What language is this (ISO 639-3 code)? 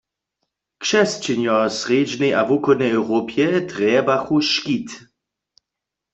hsb